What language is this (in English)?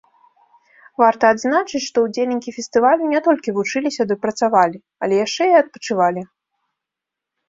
Belarusian